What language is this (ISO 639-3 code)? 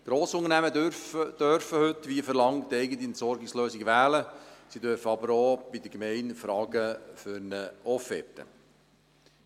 gsw